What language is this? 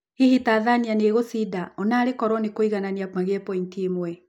Kikuyu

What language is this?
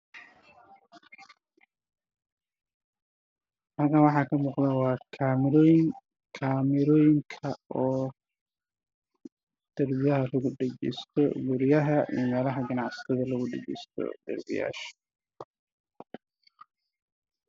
Somali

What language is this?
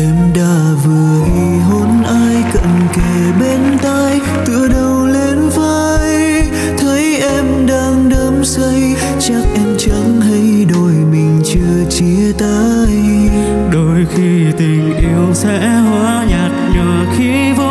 Vietnamese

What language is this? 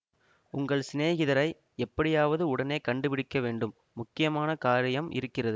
Tamil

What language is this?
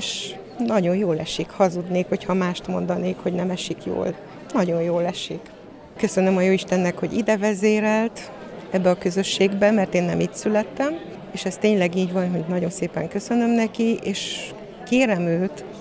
Hungarian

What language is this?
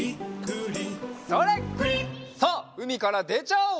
Japanese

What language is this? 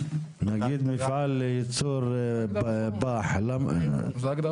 Hebrew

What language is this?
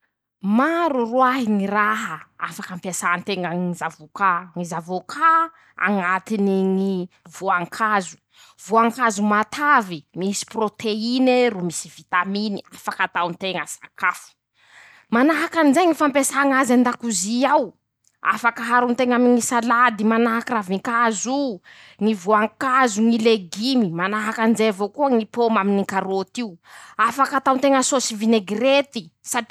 Masikoro Malagasy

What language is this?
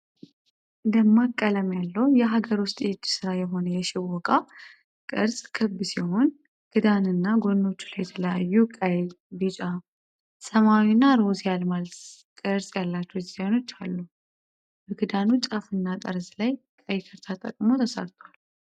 Amharic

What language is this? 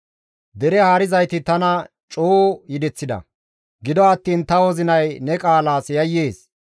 Gamo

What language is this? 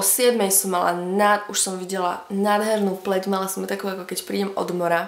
Slovak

